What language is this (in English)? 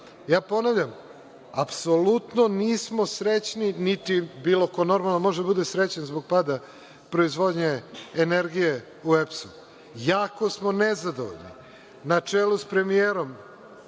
Serbian